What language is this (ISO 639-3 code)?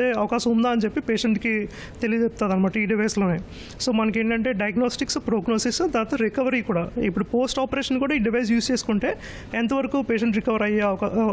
tel